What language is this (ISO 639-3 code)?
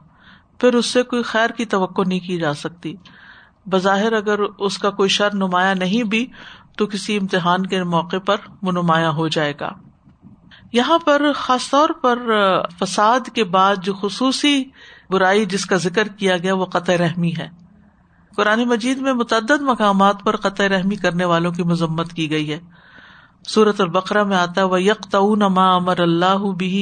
urd